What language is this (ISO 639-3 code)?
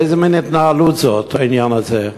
heb